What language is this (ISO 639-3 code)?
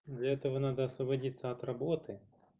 rus